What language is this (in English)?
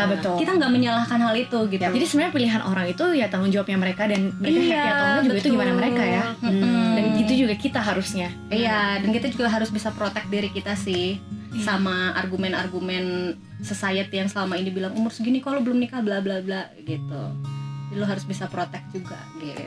Indonesian